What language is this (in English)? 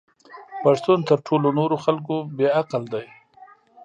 Pashto